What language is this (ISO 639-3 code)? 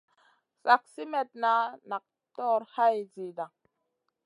mcn